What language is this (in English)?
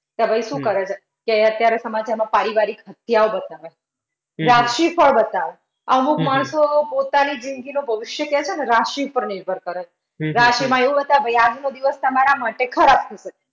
Gujarati